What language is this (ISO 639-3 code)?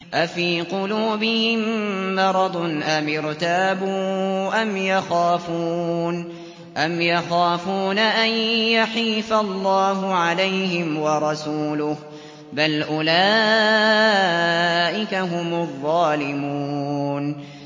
ara